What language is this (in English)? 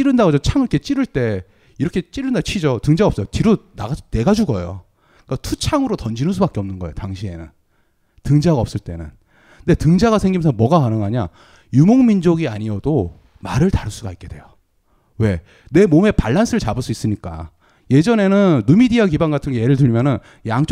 Korean